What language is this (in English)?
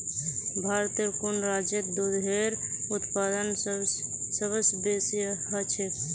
Magahi